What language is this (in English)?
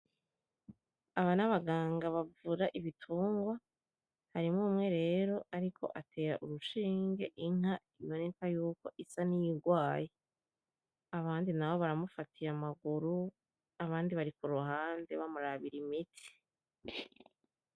Rundi